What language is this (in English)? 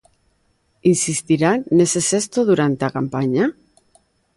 Galician